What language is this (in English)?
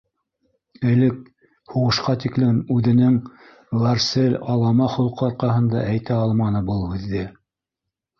Bashkir